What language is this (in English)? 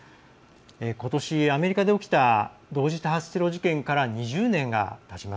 Japanese